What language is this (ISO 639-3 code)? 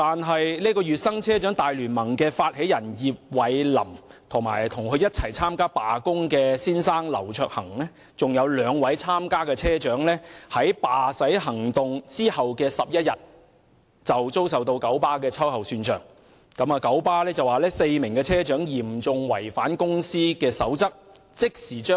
yue